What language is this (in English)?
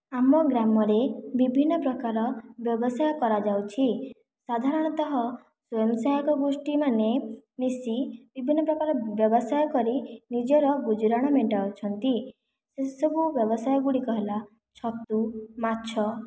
Odia